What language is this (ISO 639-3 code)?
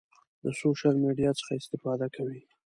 pus